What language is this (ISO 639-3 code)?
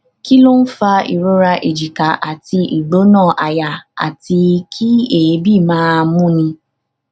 yor